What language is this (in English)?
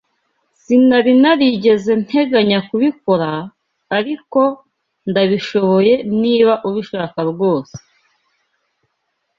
Kinyarwanda